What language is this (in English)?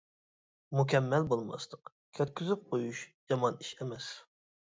Uyghur